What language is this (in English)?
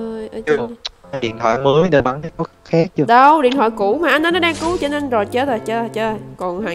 Vietnamese